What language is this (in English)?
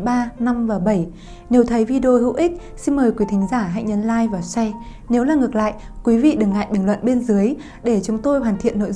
Vietnamese